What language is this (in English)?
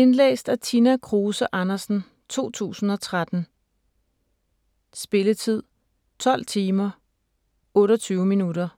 Danish